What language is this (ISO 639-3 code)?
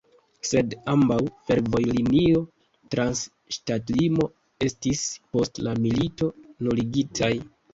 epo